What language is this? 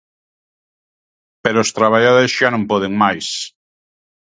Galician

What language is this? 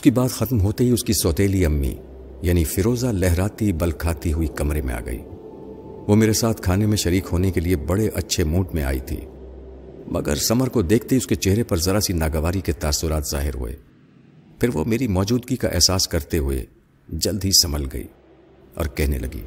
Urdu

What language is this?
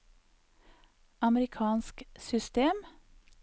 Norwegian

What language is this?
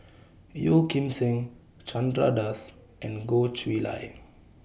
English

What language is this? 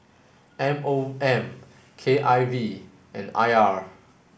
English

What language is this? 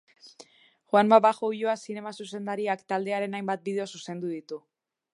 Basque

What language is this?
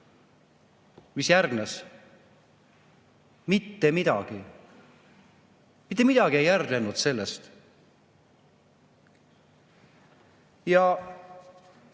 Estonian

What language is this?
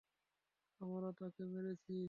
Bangla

